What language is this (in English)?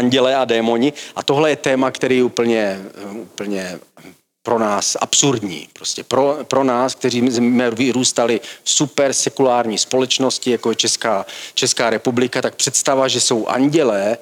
Czech